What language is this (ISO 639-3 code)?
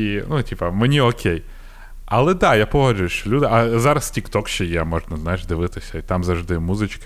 ukr